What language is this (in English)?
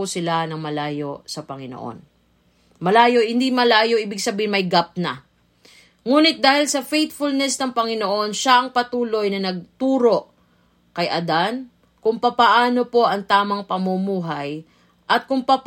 Filipino